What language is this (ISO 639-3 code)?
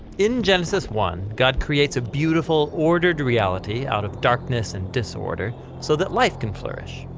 eng